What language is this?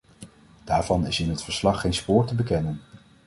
Dutch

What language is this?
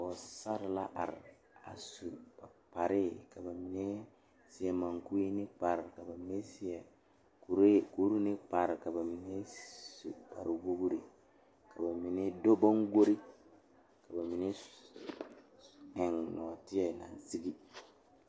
Southern Dagaare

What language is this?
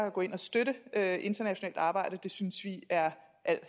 Danish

